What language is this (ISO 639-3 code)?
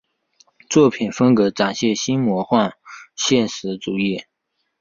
zho